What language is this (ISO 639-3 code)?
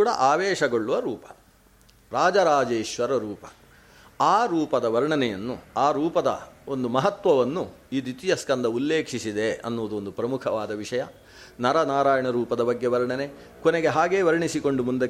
kan